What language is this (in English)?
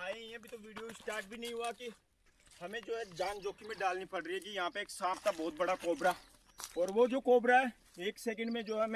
Hindi